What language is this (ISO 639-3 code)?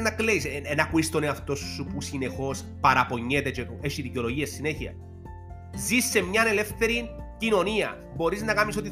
ell